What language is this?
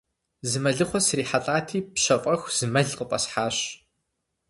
Kabardian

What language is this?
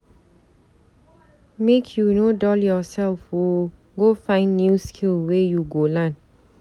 Nigerian Pidgin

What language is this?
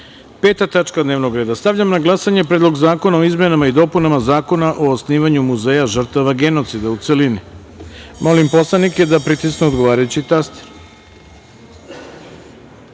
Serbian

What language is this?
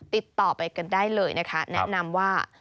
Thai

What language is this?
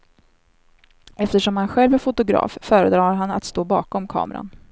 Swedish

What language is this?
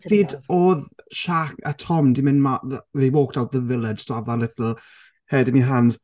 Welsh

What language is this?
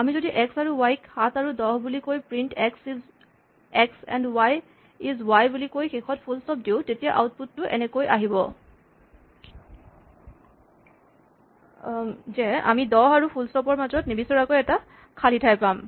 Assamese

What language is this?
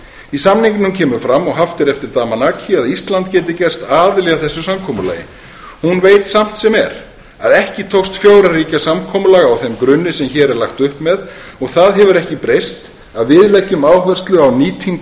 Icelandic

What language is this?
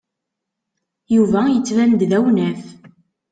Kabyle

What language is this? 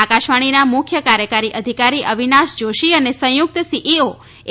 Gujarati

